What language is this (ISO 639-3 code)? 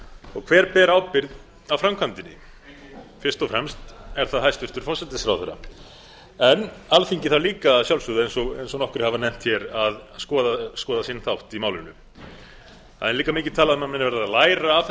isl